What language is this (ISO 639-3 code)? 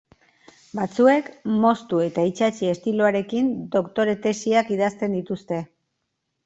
eus